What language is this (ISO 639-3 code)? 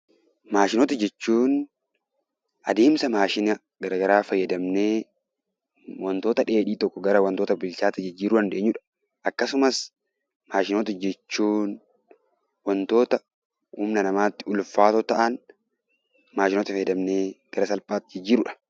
orm